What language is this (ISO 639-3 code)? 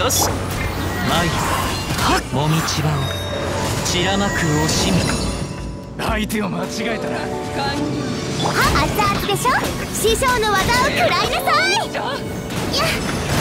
jpn